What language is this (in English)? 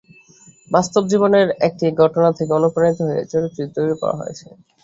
Bangla